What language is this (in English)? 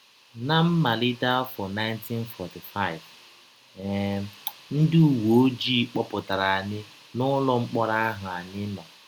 Igbo